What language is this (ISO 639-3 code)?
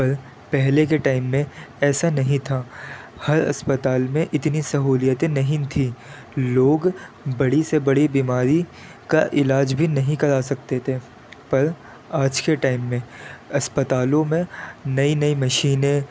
urd